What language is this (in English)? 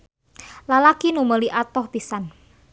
Sundanese